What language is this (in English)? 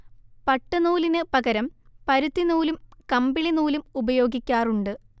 Malayalam